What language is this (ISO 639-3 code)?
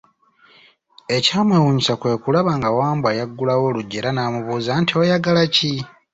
lug